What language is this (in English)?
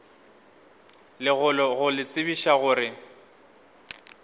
Northern Sotho